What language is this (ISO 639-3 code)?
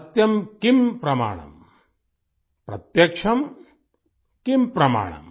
hin